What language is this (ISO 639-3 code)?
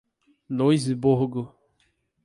por